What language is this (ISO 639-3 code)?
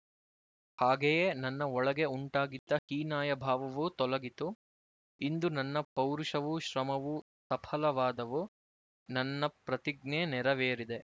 kan